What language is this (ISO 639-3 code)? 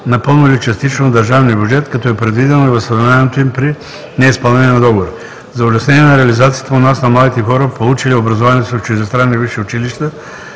bul